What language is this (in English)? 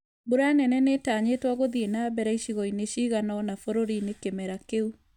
Kikuyu